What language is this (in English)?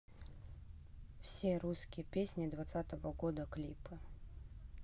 Russian